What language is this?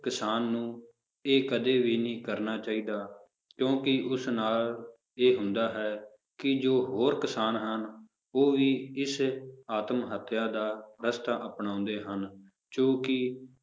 Punjabi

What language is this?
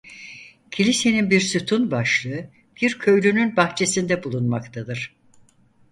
Turkish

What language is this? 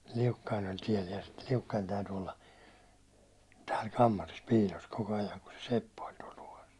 Finnish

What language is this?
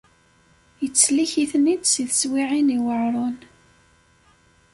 Kabyle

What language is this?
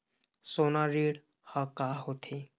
Chhattisgarhi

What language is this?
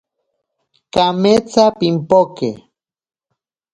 Ashéninka Perené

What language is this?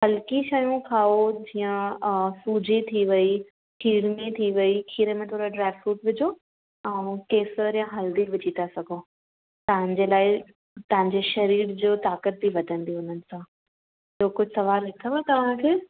Sindhi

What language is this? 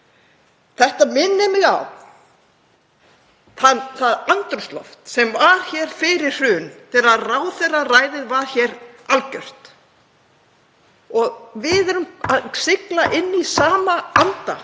Icelandic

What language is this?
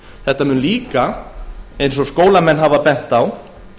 Icelandic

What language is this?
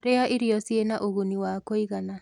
Kikuyu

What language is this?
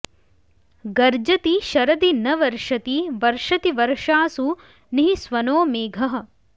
Sanskrit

